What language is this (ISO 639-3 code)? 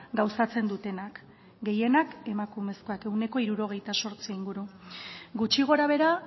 eus